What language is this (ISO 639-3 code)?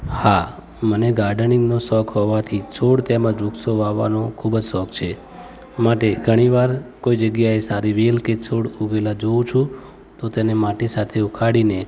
guj